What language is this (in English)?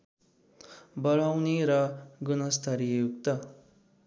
Nepali